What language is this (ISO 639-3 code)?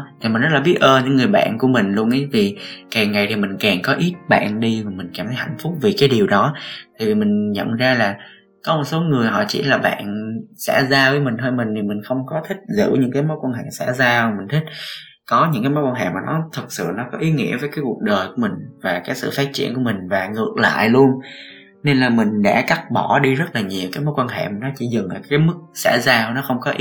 vie